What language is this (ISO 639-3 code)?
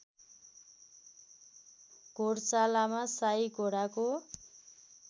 nep